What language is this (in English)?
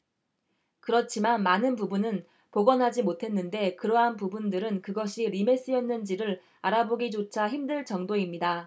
Korean